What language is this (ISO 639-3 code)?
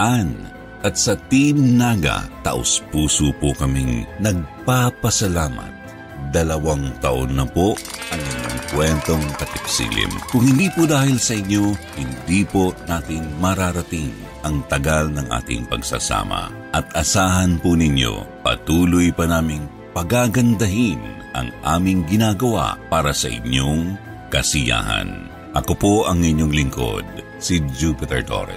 fil